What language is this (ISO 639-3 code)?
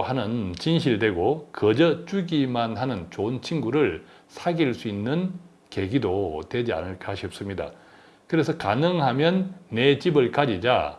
kor